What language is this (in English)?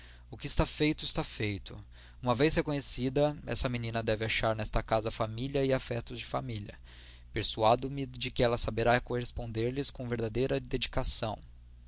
Portuguese